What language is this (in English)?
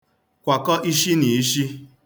Igbo